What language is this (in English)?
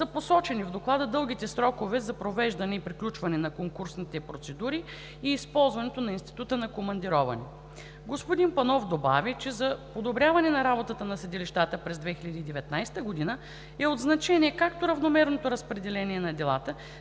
Bulgarian